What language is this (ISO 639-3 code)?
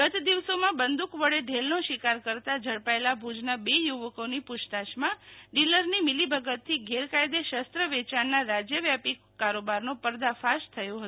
guj